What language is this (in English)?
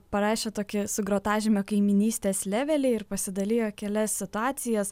Lithuanian